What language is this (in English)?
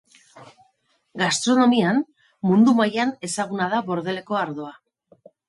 Basque